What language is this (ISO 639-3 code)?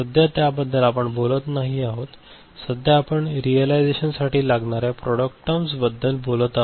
mar